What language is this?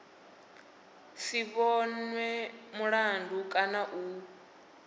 Venda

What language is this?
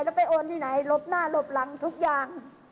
Thai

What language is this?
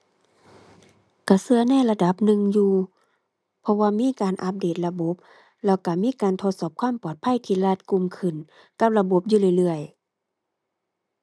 Thai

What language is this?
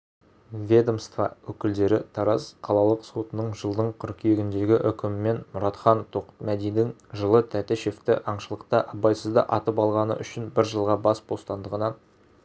Kazakh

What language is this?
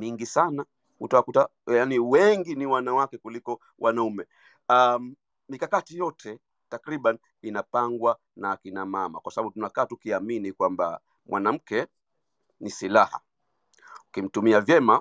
Swahili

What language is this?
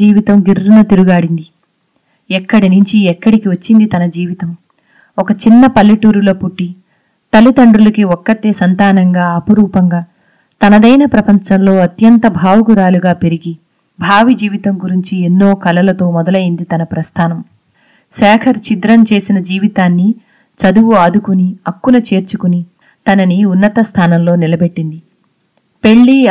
Telugu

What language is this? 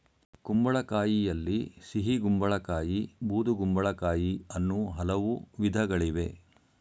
Kannada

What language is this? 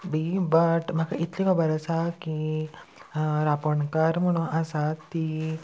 Konkani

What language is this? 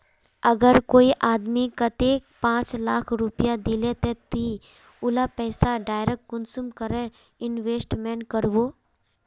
Magahi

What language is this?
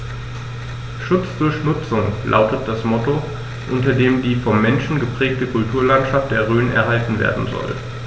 German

